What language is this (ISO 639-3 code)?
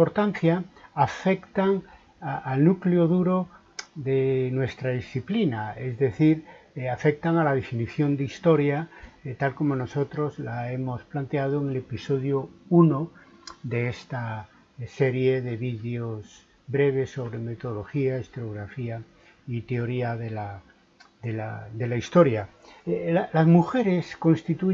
spa